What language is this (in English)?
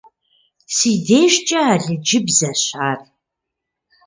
Kabardian